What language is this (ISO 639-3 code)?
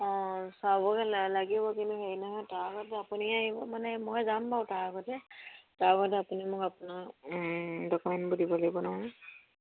asm